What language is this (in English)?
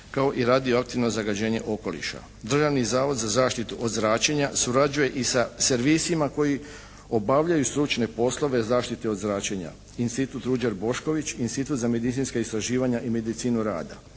Croatian